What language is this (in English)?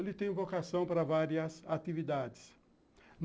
Portuguese